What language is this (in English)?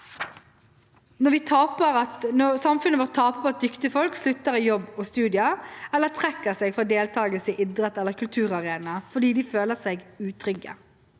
Norwegian